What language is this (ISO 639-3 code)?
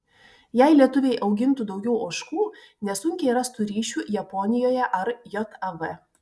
lit